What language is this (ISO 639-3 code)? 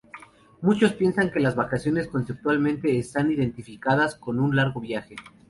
spa